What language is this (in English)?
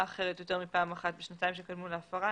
Hebrew